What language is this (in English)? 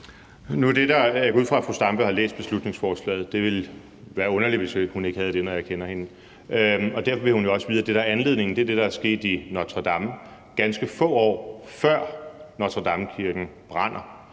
Danish